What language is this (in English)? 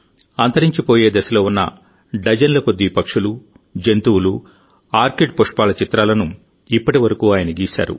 Telugu